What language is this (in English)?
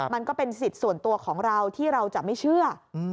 Thai